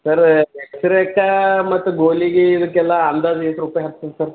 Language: Kannada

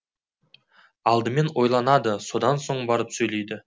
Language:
Kazakh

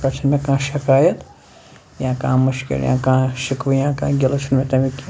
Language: Kashmiri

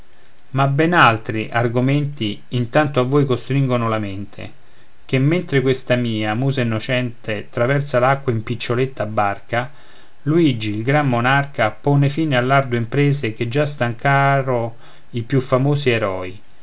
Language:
Italian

